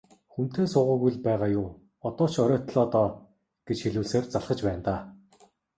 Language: Mongolian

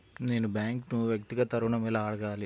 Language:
Telugu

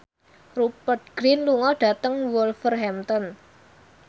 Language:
Javanese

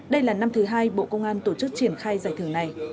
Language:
Vietnamese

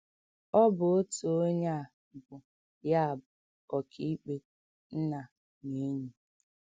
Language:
Igbo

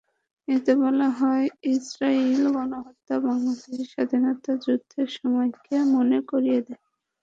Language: Bangla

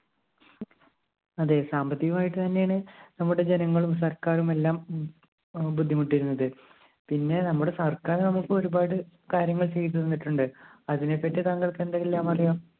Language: Malayalam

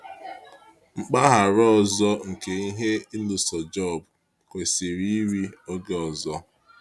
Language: Igbo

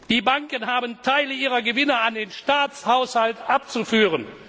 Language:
German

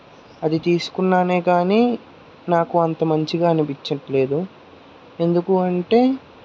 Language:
Telugu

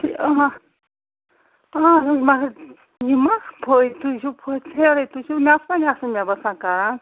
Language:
Kashmiri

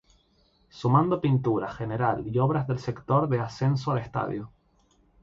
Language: Spanish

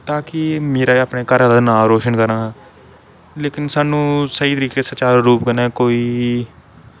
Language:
Dogri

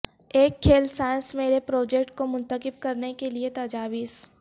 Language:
Urdu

